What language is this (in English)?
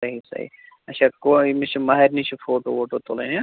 Kashmiri